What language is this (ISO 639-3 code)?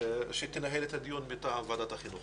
heb